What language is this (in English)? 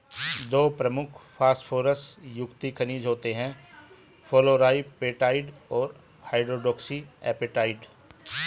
Hindi